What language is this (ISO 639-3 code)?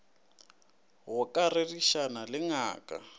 nso